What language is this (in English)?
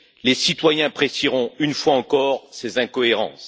French